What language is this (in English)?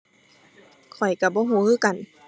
Thai